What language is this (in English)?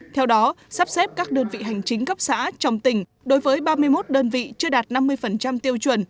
Vietnamese